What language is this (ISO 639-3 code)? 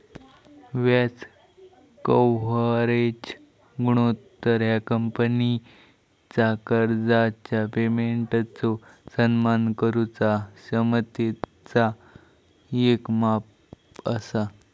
mar